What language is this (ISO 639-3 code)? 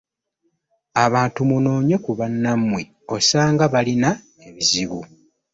lug